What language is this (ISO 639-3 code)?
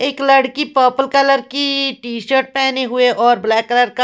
hin